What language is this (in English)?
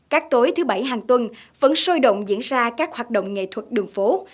Vietnamese